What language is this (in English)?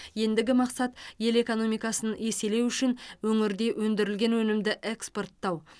Kazakh